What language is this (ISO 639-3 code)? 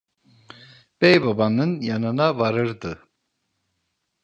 tur